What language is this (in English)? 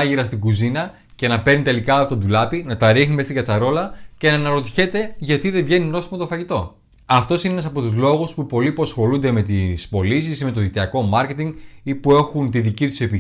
Greek